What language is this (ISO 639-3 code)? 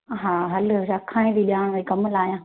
snd